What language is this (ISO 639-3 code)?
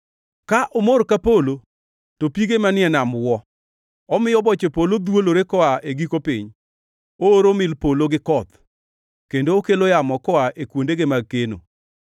luo